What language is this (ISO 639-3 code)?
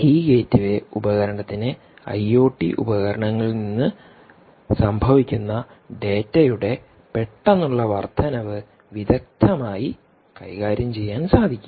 mal